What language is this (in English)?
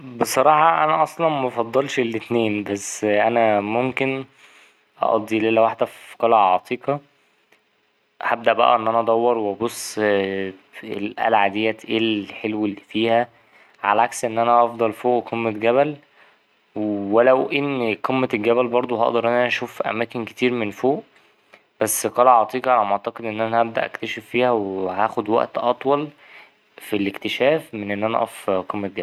Egyptian Arabic